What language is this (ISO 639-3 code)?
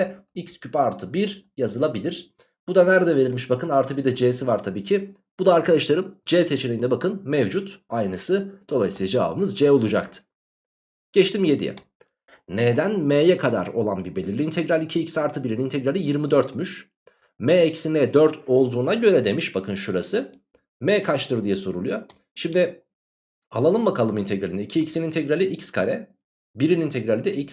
tur